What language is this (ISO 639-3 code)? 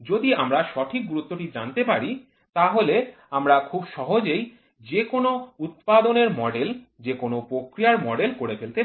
ben